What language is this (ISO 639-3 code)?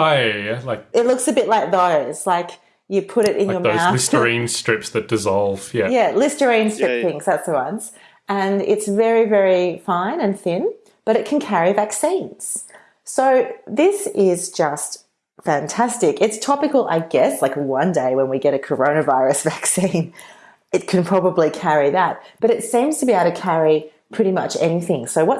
eng